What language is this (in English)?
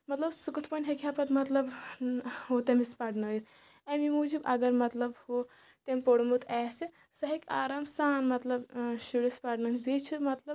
Kashmiri